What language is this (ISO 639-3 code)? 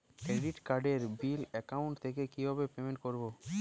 ben